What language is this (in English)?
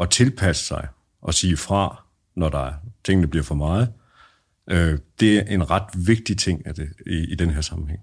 Danish